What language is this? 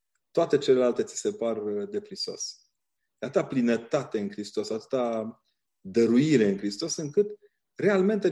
Romanian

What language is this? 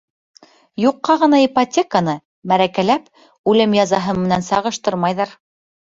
Bashkir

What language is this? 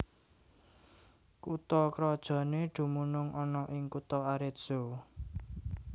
Javanese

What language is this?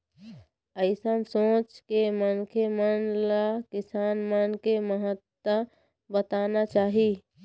Chhattisgarhi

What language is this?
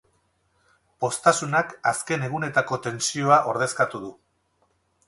Basque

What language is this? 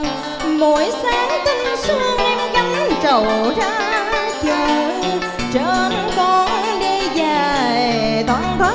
Vietnamese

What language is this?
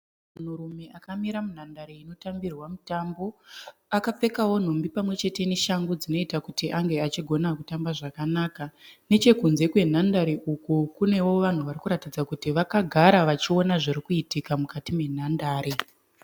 Shona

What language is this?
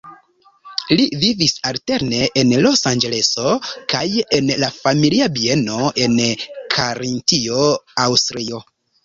Esperanto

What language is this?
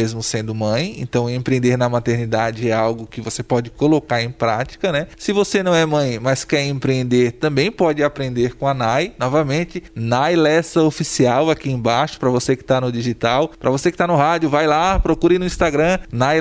Portuguese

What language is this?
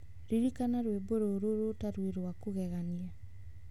Kikuyu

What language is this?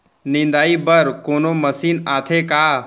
Chhattisgarhi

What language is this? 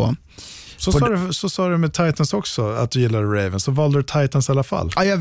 Swedish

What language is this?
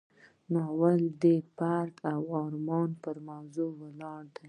Pashto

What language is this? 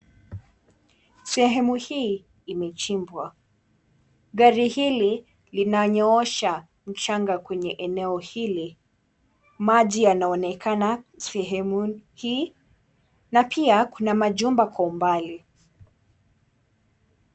Swahili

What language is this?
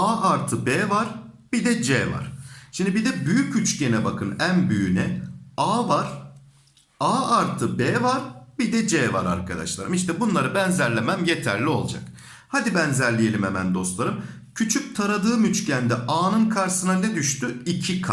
Turkish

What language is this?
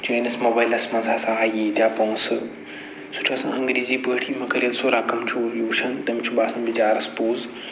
Kashmiri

